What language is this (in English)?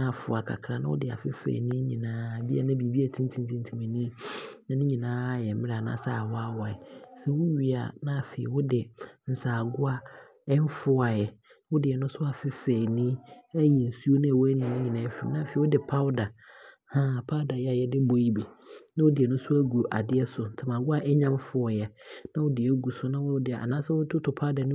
Abron